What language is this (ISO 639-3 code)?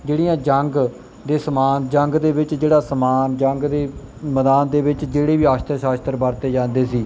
pan